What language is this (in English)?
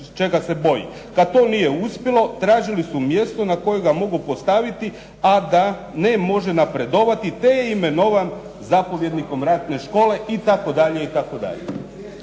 Croatian